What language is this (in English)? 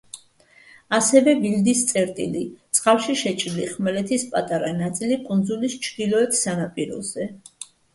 Georgian